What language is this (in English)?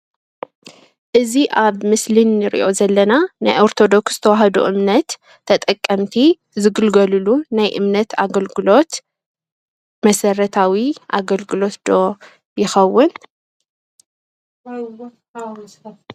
Tigrinya